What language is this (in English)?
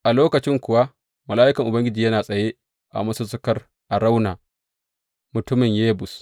Hausa